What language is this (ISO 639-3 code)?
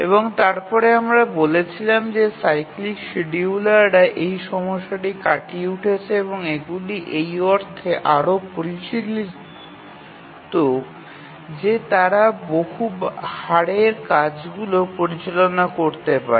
ben